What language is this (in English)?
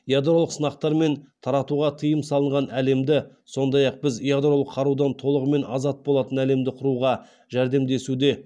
Kazakh